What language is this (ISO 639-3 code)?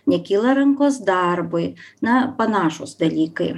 lit